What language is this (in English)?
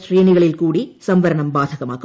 Malayalam